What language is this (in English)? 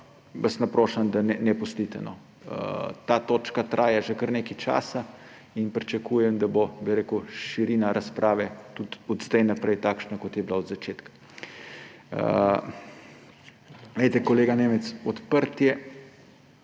Slovenian